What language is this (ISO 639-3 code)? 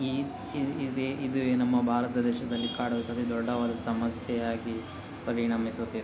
kan